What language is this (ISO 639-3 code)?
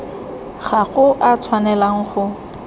tsn